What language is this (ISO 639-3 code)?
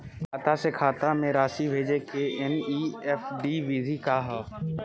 bho